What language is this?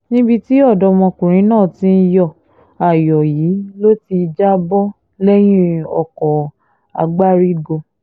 Yoruba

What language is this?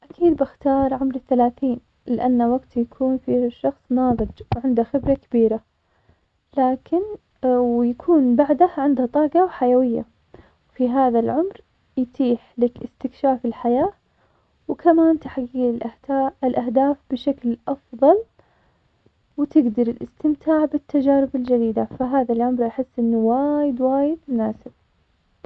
Omani Arabic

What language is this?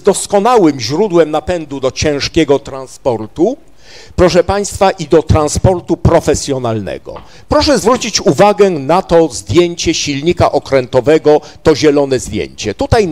Polish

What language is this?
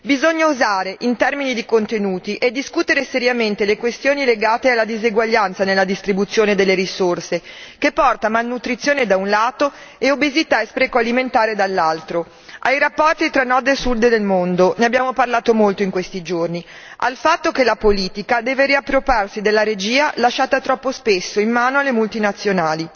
Italian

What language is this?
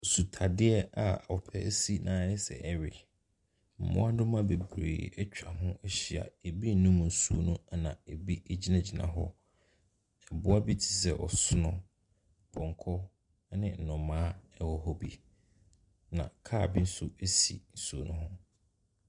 Akan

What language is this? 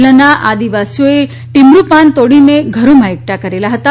Gujarati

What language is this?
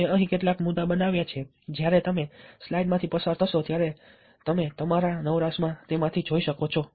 Gujarati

